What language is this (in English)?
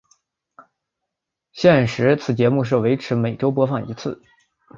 Chinese